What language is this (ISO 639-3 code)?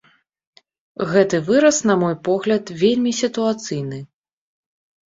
bel